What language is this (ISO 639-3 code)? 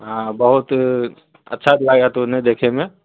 mai